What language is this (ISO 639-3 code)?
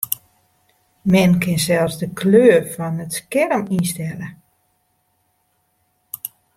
fry